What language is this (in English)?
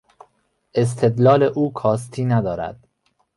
Persian